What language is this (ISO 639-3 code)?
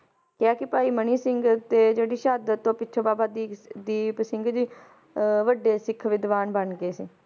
pan